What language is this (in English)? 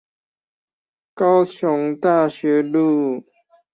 Chinese